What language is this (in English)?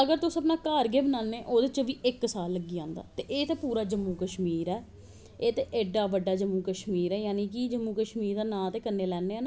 Dogri